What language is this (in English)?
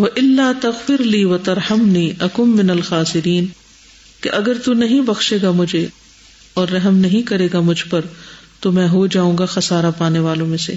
Urdu